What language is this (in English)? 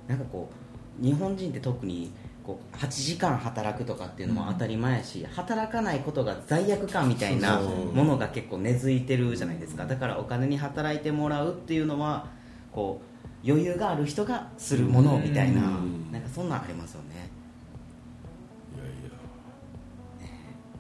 Japanese